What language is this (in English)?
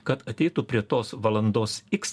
Lithuanian